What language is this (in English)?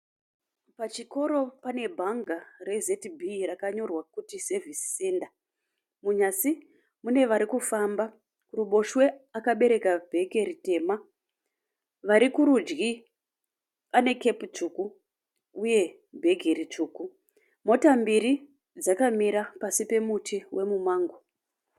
Shona